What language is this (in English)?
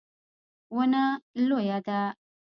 Pashto